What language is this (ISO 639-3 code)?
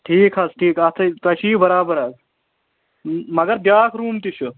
kas